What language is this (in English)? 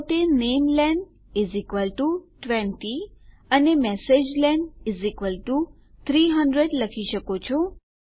Gujarati